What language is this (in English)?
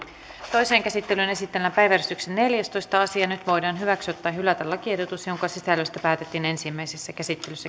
Finnish